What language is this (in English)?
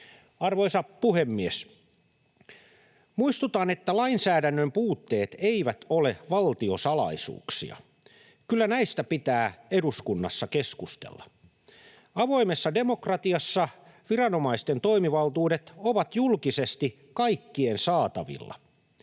Finnish